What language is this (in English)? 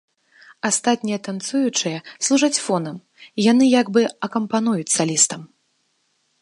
Belarusian